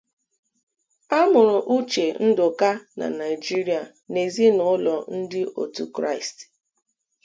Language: Igbo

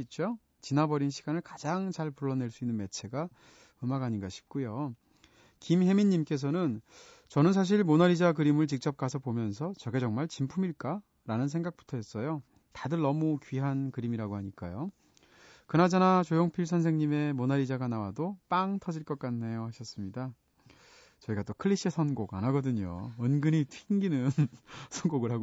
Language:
Korean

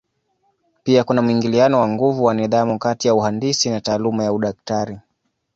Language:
Swahili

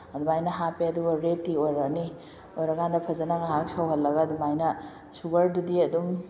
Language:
Manipuri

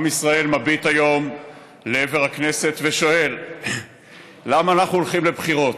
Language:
Hebrew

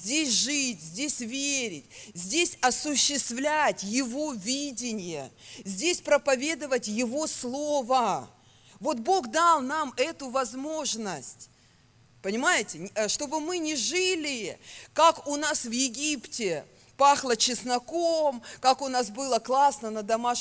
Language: Russian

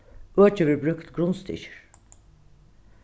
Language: Faroese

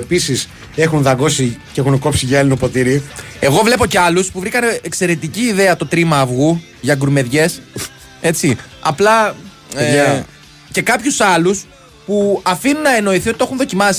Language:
Greek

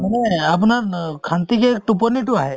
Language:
Assamese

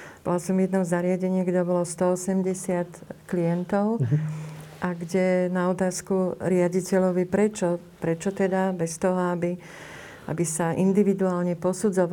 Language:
Slovak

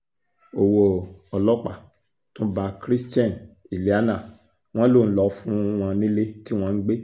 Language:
Yoruba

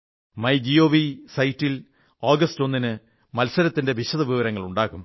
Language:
Malayalam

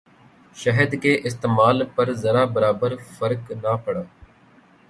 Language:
Urdu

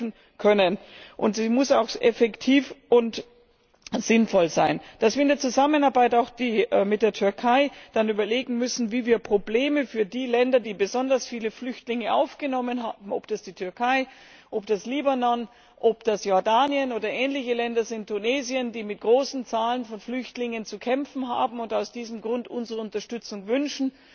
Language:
German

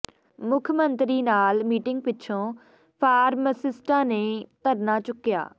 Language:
Punjabi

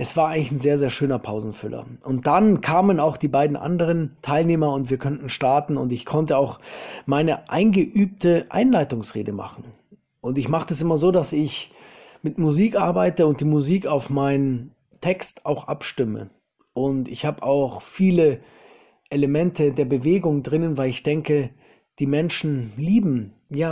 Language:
German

